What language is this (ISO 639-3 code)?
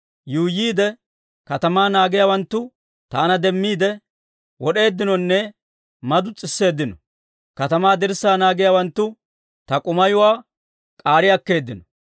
dwr